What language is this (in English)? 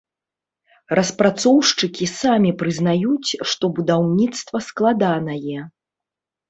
Belarusian